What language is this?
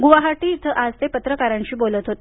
Marathi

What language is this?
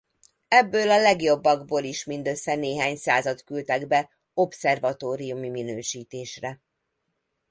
Hungarian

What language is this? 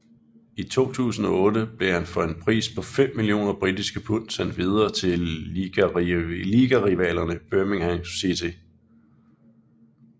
Danish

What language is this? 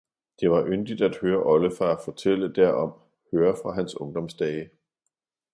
Danish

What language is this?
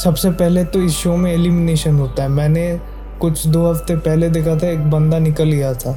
Hindi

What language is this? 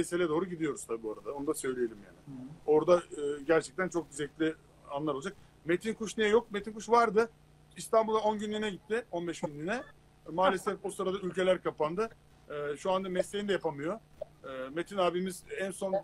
Turkish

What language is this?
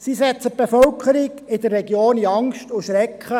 Swiss German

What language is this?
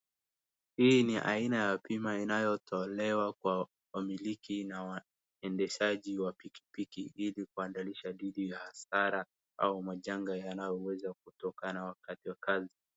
Swahili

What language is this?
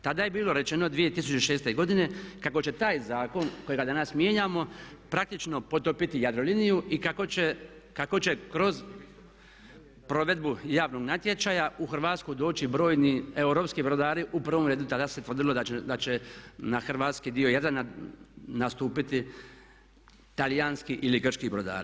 Croatian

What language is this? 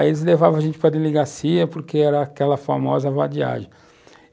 Portuguese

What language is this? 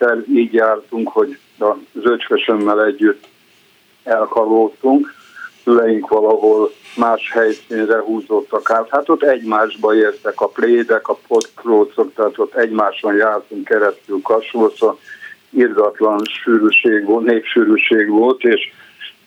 Hungarian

